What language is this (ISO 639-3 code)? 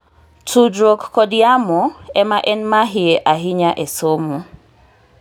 luo